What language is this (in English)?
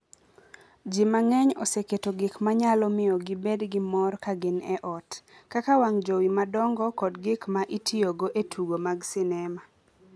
Luo (Kenya and Tanzania)